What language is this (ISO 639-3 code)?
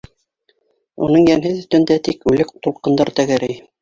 bak